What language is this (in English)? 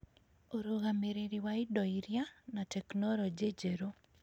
Kikuyu